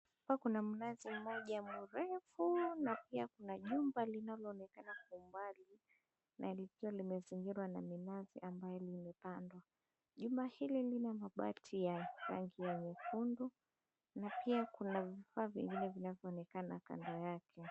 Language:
Swahili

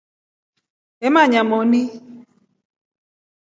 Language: Rombo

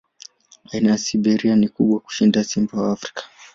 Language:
Swahili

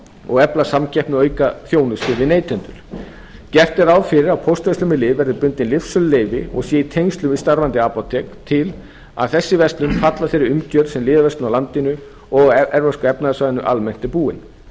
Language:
Icelandic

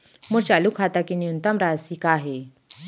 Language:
Chhattisgarhi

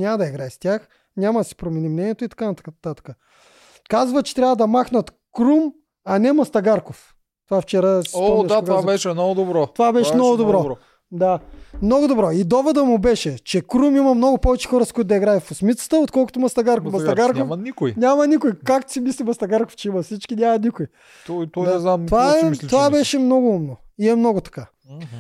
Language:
Bulgarian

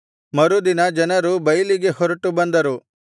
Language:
Kannada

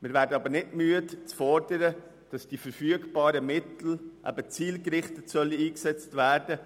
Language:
Swiss German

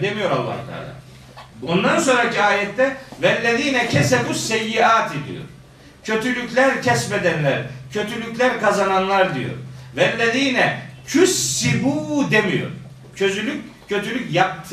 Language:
Turkish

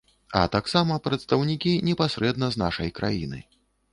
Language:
Belarusian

